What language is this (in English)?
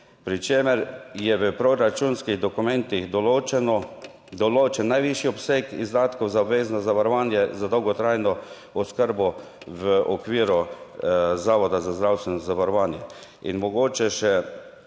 Slovenian